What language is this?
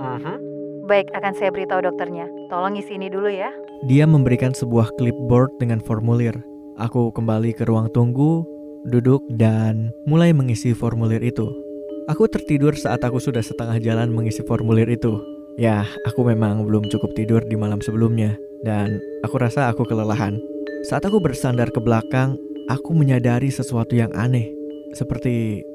Indonesian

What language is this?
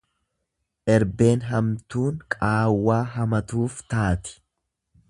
Oromo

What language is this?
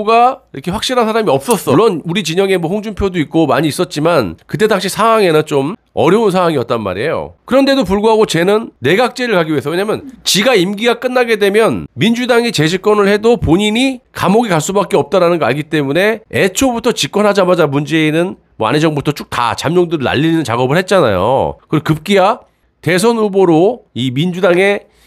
Korean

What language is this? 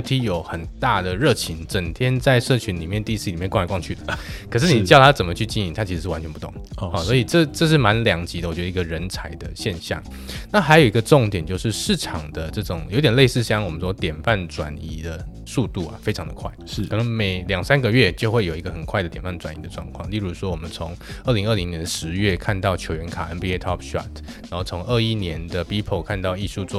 Chinese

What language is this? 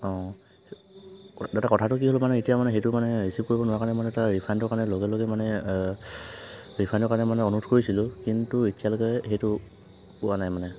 Assamese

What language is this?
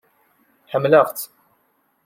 Kabyle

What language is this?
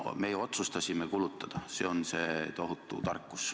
Estonian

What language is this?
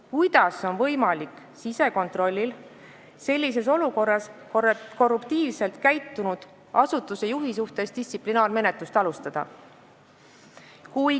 Estonian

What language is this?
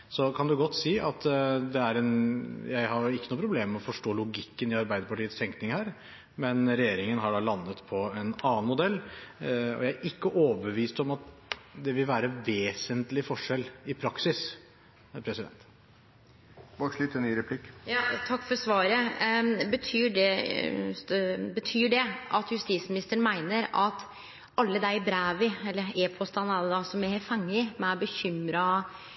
Norwegian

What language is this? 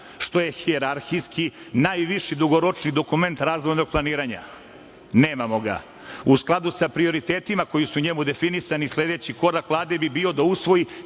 Serbian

